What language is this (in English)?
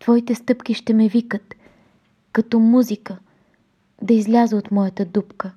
Bulgarian